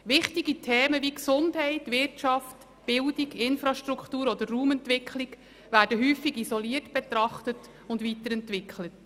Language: Swiss German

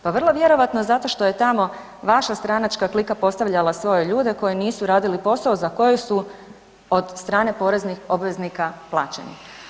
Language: Croatian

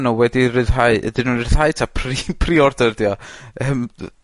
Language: Welsh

